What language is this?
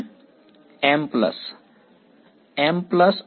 Gujarati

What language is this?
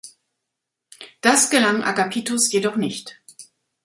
German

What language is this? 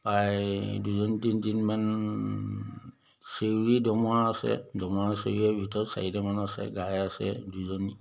Assamese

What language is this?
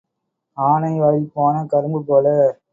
Tamil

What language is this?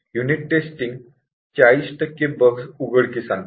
Marathi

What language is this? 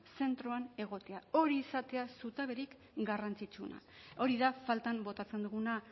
Basque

